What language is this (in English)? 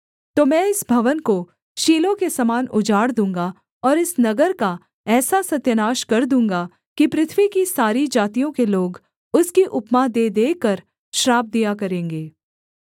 Hindi